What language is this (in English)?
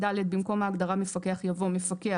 Hebrew